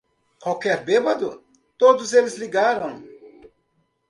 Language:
Portuguese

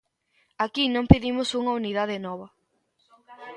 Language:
Galician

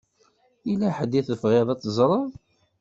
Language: Kabyle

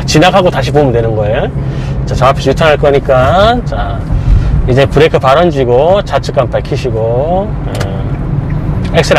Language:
Korean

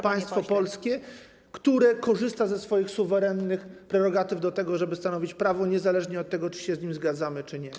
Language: Polish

